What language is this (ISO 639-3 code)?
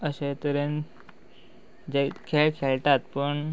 kok